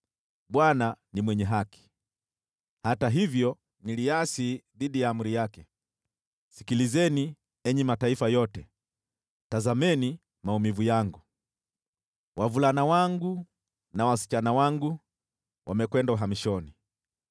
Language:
Swahili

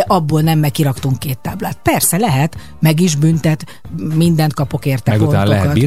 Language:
Hungarian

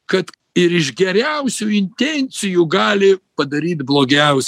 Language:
Lithuanian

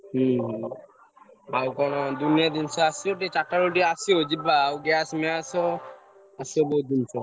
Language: Odia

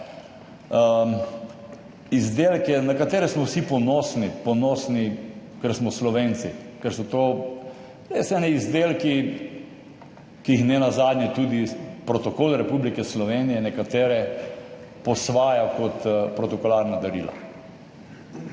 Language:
Slovenian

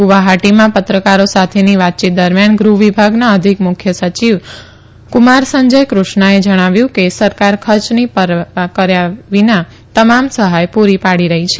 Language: Gujarati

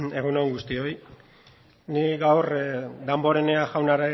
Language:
Basque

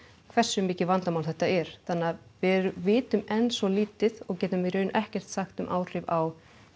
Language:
Icelandic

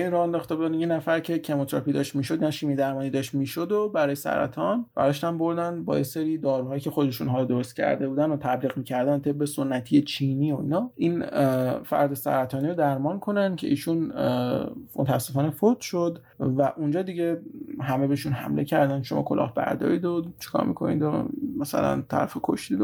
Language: Persian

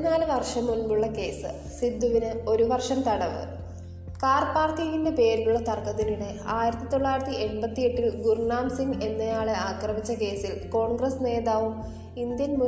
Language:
Malayalam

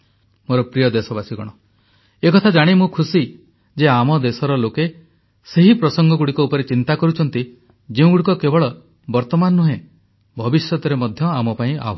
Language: Odia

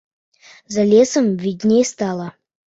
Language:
Belarusian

